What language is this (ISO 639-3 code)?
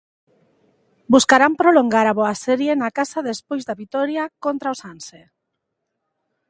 glg